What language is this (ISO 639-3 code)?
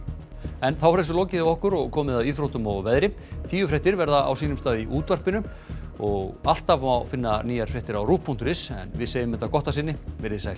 isl